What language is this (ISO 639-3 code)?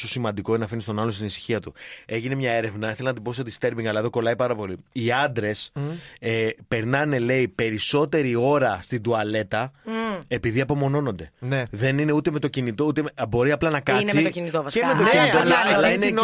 ell